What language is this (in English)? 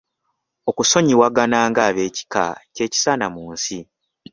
Ganda